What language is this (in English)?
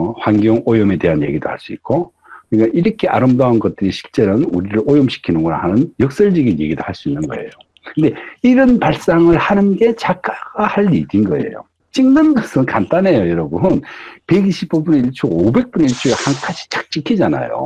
Korean